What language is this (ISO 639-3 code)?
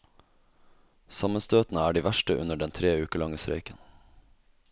nor